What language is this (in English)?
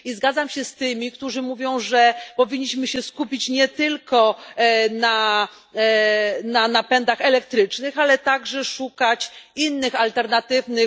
Polish